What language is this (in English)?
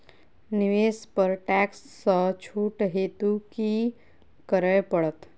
Maithili